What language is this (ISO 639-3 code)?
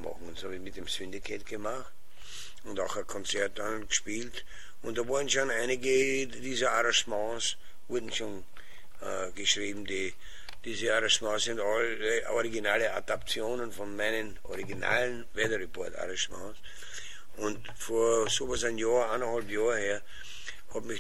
deu